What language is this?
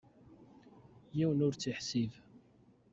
Kabyle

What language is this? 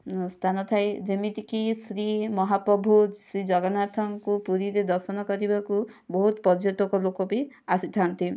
Odia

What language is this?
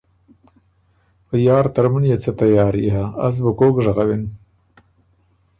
Ormuri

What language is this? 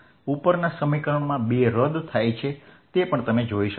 Gujarati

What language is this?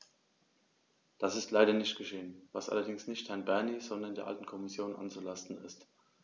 German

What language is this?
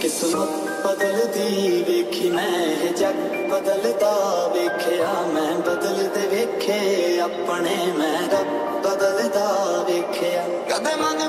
Punjabi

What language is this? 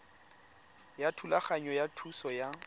Tswana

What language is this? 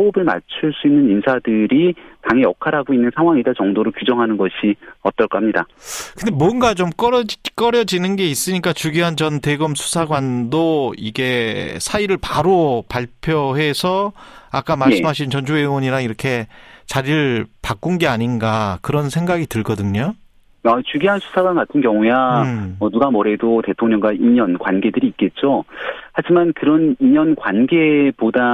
Korean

